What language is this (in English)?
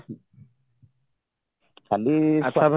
Odia